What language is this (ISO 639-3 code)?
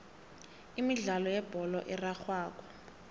nbl